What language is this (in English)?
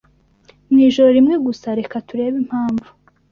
Kinyarwanda